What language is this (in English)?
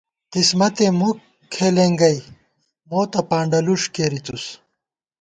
Gawar-Bati